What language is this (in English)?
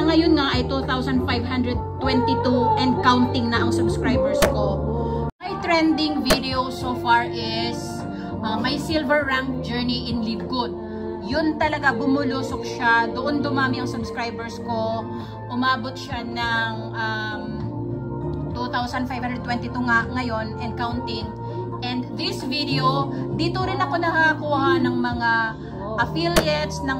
Filipino